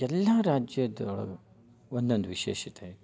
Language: Kannada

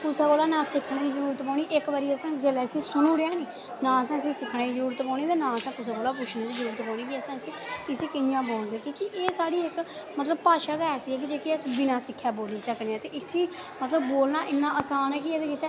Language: Dogri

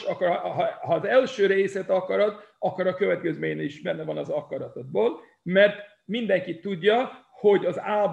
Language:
Hungarian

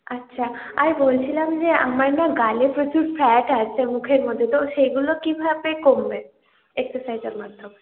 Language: Bangla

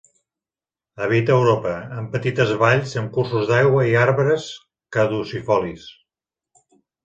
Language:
Catalan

